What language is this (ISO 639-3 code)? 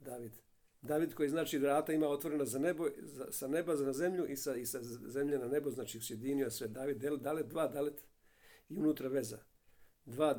hrv